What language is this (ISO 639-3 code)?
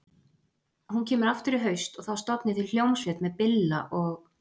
isl